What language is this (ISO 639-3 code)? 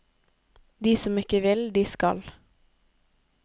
nor